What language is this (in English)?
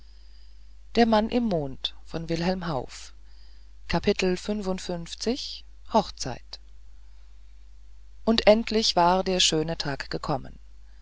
German